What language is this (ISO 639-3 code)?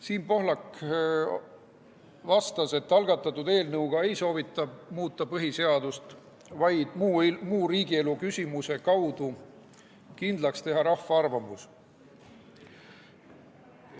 est